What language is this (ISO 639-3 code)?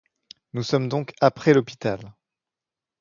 fra